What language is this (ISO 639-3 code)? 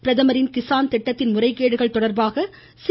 tam